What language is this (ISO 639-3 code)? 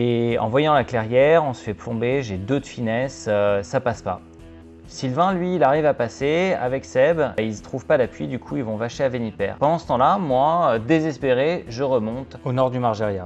fra